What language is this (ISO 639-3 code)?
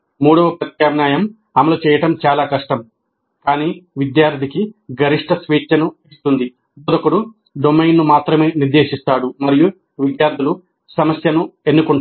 tel